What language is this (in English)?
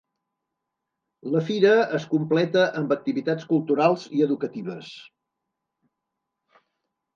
Catalan